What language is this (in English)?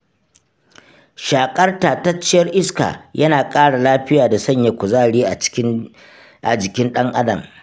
Hausa